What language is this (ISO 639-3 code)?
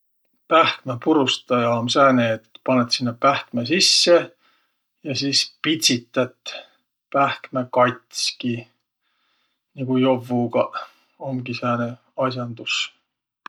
vro